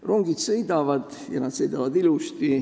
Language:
Estonian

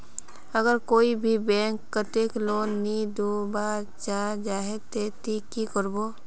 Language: Magahi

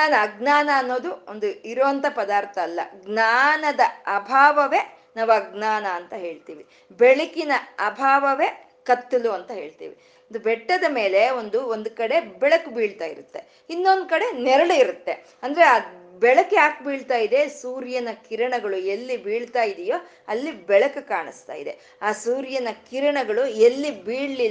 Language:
Kannada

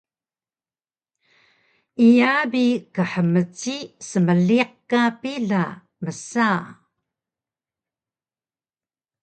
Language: Taroko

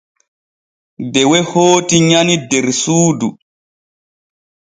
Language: Borgu Fulfulde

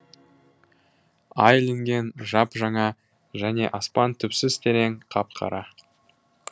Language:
Kazakh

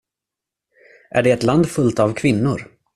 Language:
Swedish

